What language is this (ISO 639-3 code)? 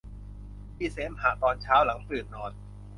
tha